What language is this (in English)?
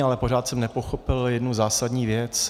Czech